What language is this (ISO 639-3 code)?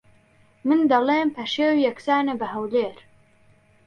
ckb